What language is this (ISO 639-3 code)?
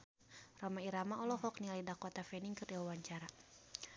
sun